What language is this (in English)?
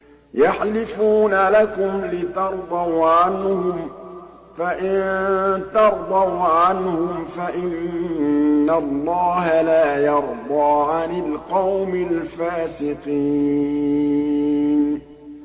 Arabic